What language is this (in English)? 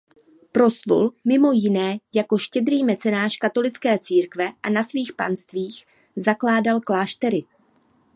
Czech